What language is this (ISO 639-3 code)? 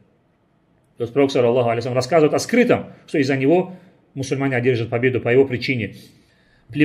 rus